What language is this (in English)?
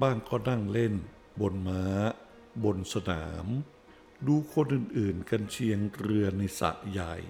Thai